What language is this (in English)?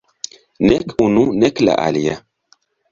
Esperanto